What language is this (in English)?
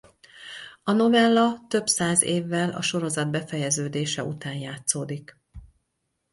Hungarian